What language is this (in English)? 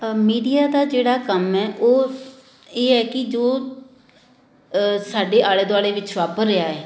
Punjabi